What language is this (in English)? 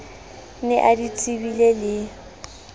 Southern Sotho